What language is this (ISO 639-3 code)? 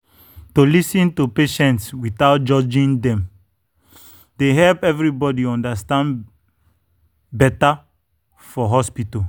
pcm